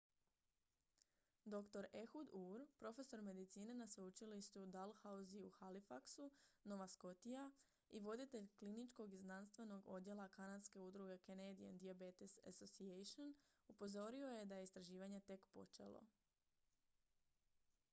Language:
Croatian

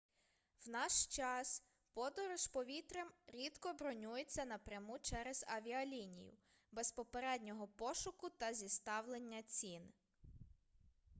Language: Ukrainian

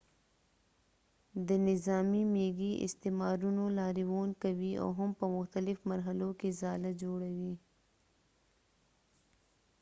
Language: Pashto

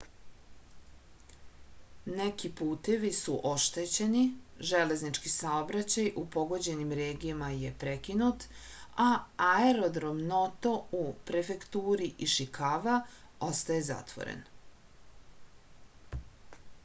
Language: Serbian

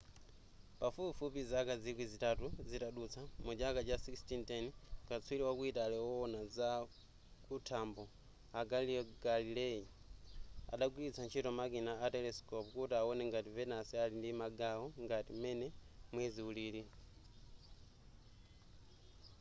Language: Nyanja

